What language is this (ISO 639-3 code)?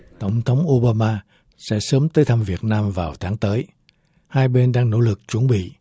vie